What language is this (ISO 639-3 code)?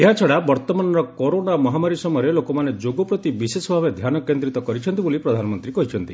ori